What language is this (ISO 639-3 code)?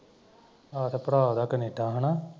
pan